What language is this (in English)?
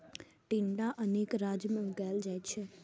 Maithili